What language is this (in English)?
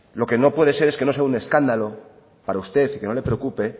Spanish